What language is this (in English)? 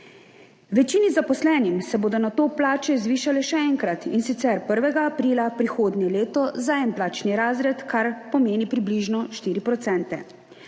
Slovenian